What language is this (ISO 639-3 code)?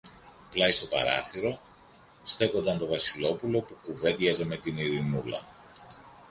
ell